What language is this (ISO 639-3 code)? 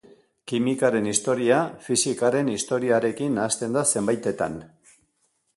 eus